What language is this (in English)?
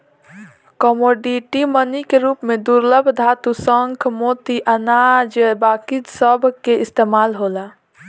Bhojpuri